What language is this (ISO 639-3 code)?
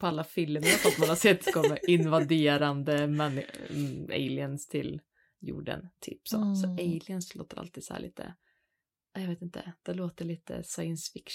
swe